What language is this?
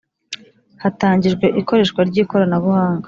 Kinyarwanda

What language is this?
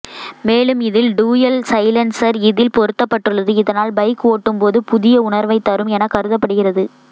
Tamil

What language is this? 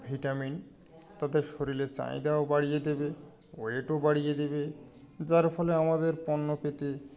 Bangla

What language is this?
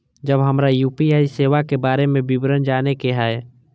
Maithili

